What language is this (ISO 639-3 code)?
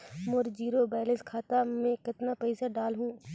hne